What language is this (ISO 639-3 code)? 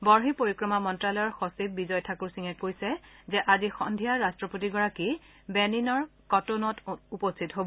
asm